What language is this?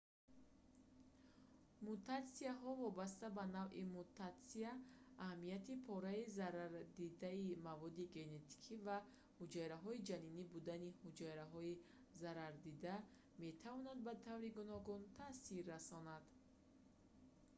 Tajik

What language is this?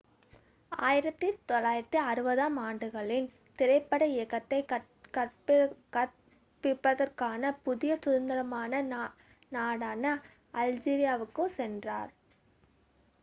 Tamil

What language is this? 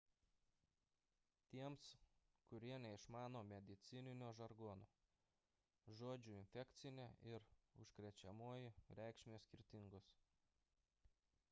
Lithuanian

